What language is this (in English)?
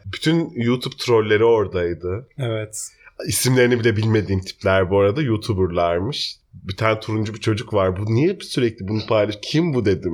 Turkish